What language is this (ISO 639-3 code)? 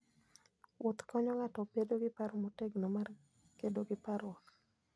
luo